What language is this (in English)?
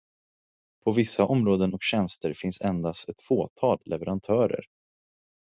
Swedish